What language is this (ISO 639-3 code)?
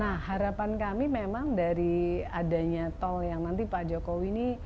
ind